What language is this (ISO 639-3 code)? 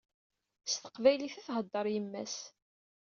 kab